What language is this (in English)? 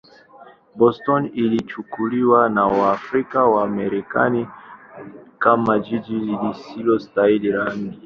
Swahili